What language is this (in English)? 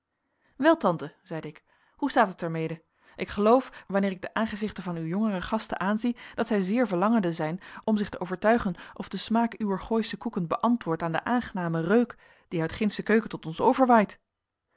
Dutch